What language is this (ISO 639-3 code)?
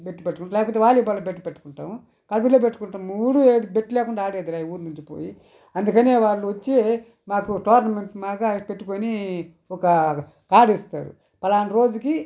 tel